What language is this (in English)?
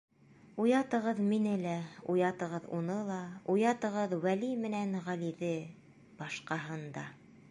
Bashkir